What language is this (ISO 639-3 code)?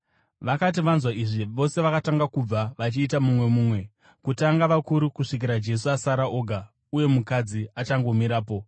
sna